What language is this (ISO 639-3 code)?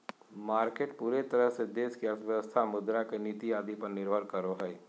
mag